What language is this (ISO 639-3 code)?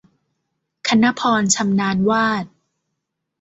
tha